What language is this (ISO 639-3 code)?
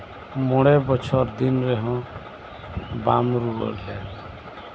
sat